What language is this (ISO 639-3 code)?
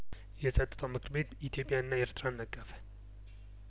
amh